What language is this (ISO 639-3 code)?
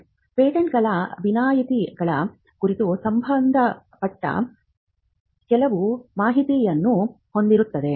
kan